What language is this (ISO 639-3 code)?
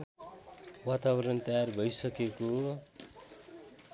nep